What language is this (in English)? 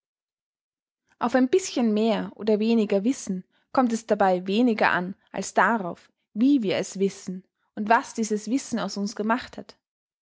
German